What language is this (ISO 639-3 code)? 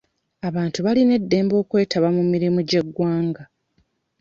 lug